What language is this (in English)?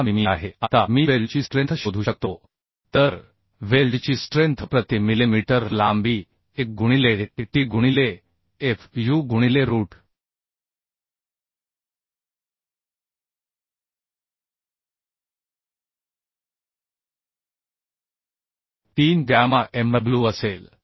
Marathi